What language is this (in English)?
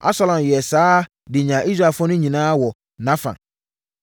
Akan